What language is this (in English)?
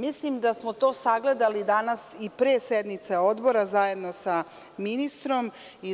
Serbian